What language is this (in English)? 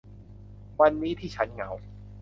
Thai